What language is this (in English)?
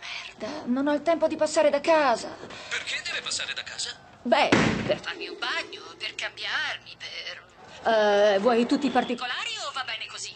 Italian